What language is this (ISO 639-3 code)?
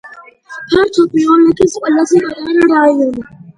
kat